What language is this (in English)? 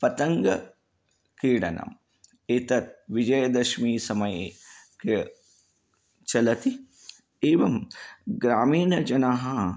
Sanskrit